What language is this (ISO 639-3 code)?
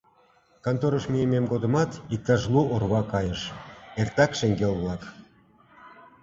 chm